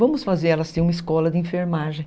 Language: Portuguese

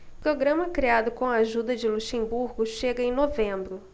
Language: Portuguese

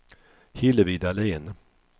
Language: Swedish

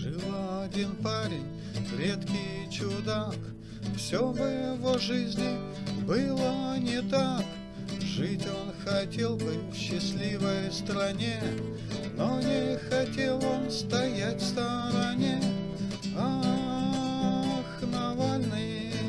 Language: Russian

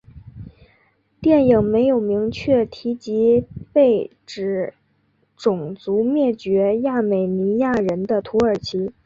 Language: Chinese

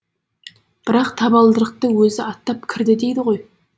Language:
Kazakh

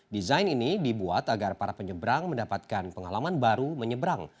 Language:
Indonesian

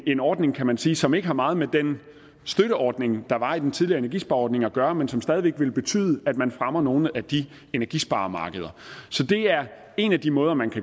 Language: Danish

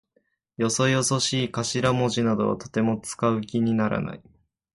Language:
Japanese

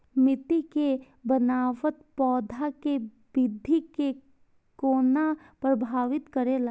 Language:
Maithili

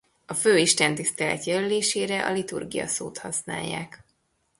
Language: Hungarian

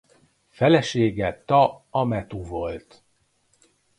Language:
Hungarian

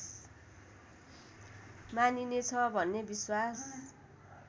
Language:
Nepali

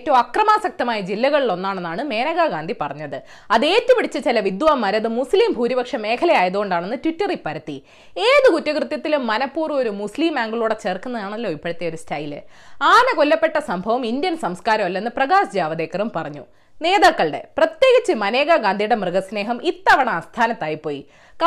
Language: Malayalam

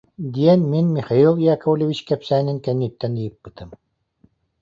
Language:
Yakut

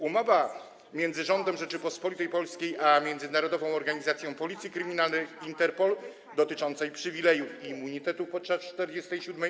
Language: Polish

